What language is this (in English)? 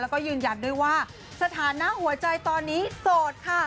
Thai